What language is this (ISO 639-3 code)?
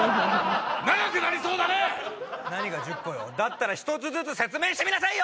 jpn